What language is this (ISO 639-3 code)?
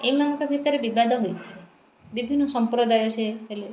ori